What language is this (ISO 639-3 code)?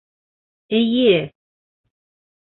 bak